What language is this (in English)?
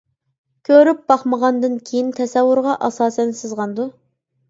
Uyghur